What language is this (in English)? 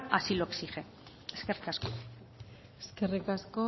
Basque